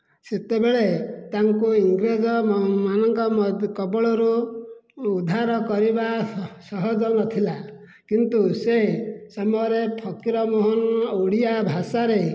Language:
Odia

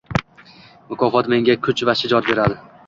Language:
Uzbek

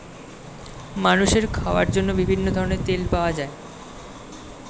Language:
Bangla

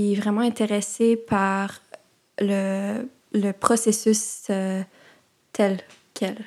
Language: French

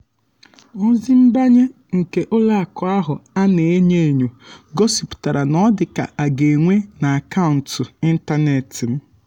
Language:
Igbo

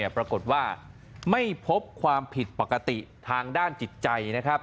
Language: Thai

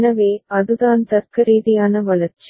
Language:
Tamil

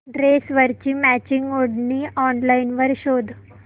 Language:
Marathi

